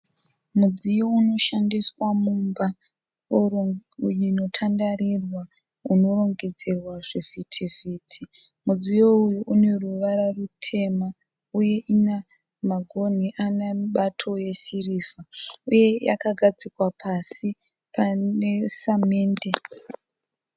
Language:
Shona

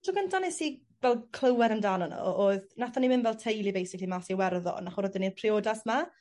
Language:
Welsh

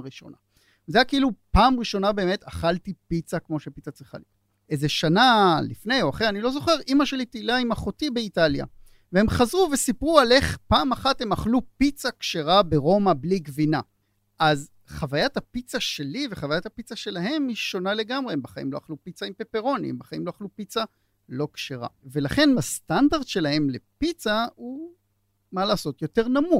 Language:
Hebrew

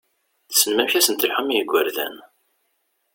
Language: Kabyle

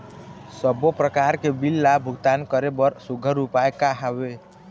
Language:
Chhattisgarhi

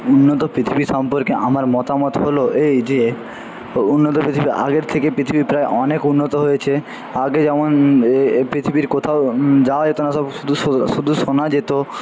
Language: Bangla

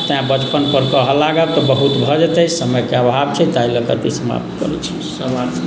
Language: Maithili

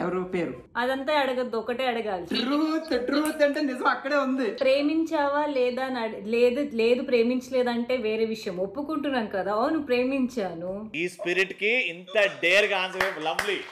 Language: Telugu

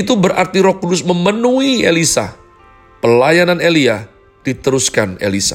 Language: Indonesian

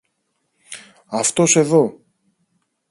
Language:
Greek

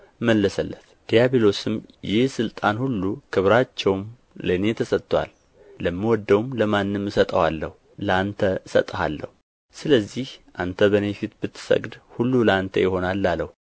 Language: Amharic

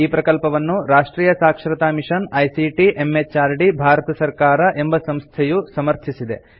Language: Kannada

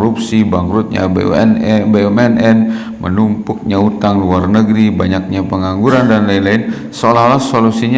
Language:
Indonesian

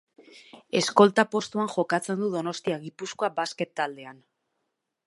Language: Basque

